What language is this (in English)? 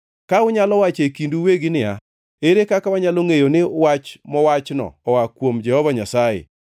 Luo (Kenya and Tanzania)